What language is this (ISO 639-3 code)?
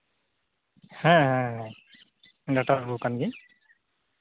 sat